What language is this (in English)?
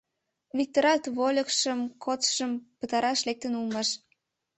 Mari